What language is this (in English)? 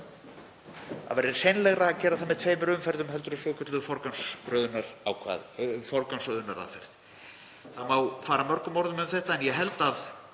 Icelandic